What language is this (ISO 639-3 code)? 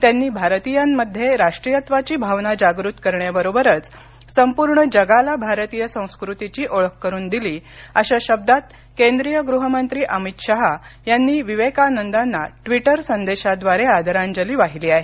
mar